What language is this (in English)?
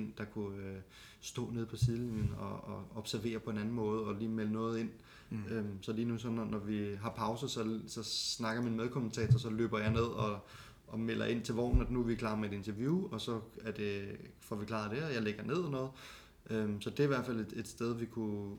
Danish